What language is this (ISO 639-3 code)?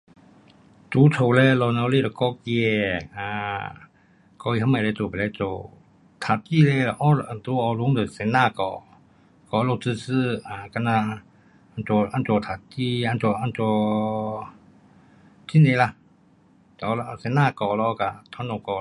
cpx